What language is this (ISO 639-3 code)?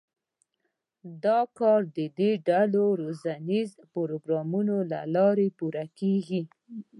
pus